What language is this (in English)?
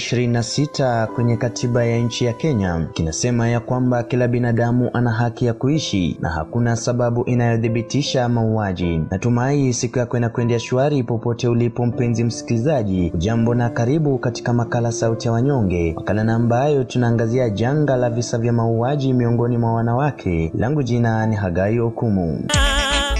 Swahili